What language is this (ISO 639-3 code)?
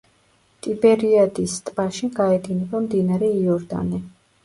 kat